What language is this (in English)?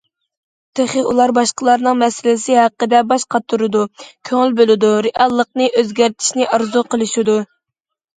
Uyghur